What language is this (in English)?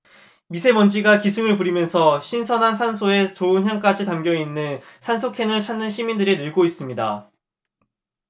Korean